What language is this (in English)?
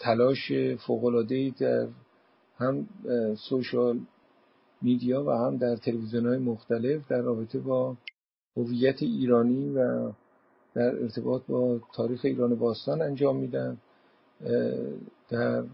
Persian